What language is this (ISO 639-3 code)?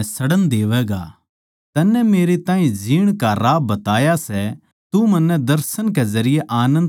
bgc